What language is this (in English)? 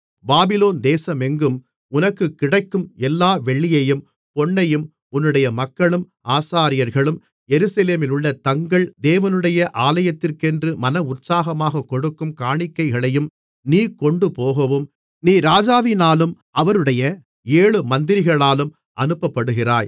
Tamil